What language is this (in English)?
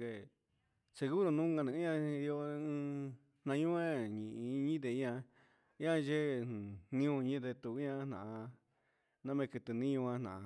Huitepec Mixtec